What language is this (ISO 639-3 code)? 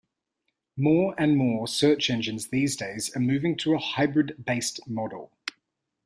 eng